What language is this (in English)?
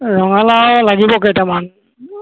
Assamese